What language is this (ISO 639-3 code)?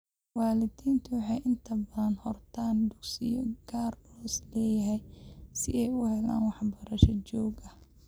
som